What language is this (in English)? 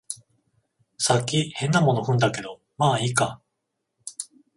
Japanese